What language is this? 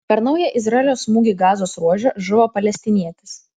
Lithuanian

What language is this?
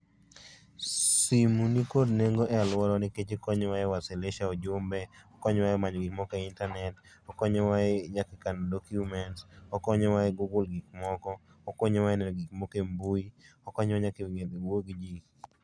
Luo (Kenya and Tanzania)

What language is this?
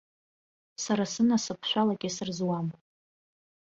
Abkhazian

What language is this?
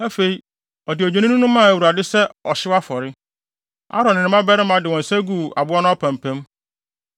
Akan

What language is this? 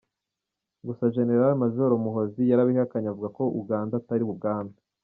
Kinyarwanda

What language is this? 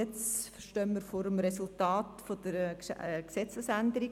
Swiss German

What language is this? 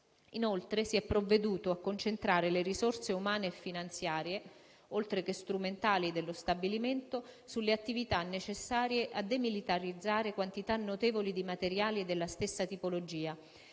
Italian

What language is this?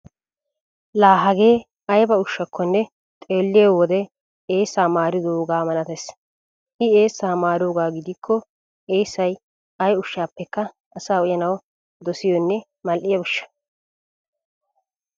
Wolaytta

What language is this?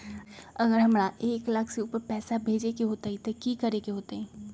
Magahi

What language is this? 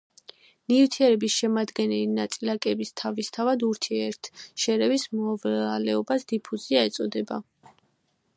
Georgian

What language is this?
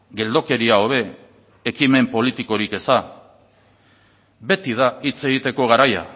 Basque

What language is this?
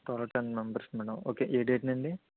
Telugu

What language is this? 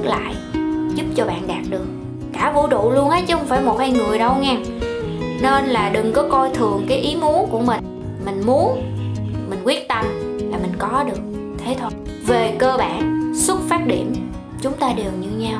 Vietnamese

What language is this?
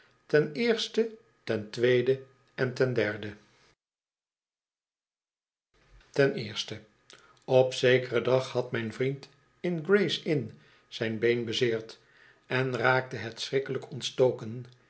Dutch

